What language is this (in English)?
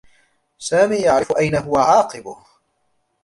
Arabic